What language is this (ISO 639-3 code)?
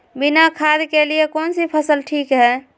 mag